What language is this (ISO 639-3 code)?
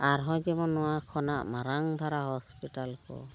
sat